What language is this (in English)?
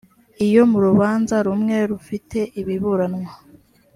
Kinyarwanda